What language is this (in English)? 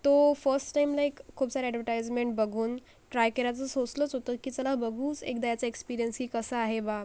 Marathi